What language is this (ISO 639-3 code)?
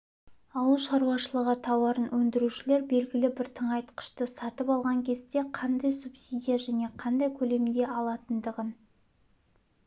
kaz